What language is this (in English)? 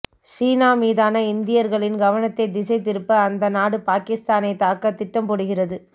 Tamil